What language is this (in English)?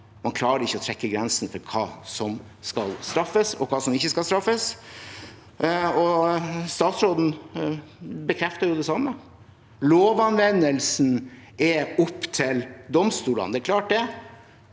Norwegian